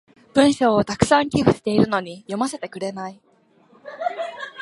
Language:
Japanese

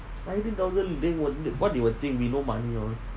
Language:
English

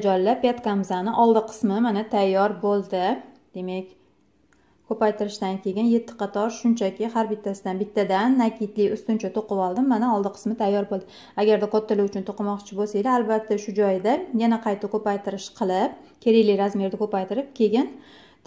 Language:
Turkish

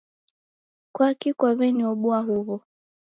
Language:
Taita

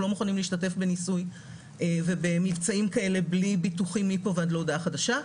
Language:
Hebrew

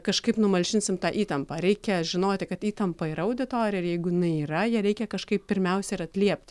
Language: Lithuanian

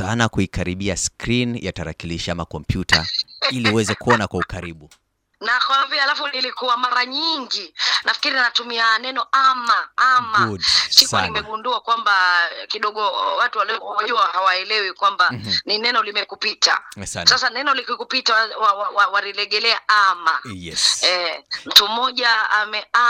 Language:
Swahili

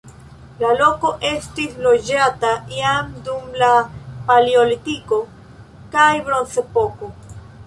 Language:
Esperanto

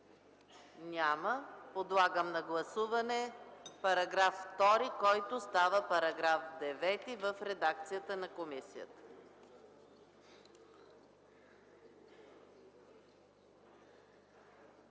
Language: Bulgarian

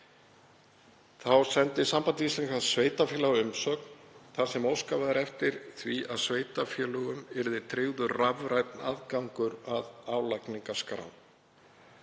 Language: Icelandic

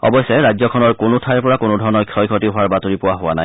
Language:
Assamese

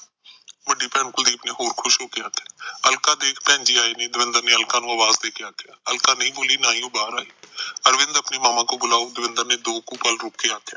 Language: Punjabi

